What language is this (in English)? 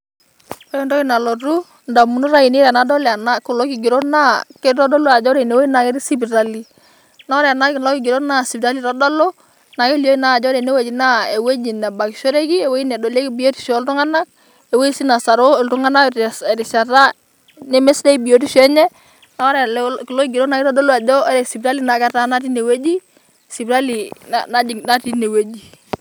Masai